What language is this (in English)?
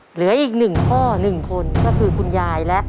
Thai